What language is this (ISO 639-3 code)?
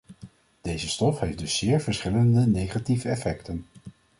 nld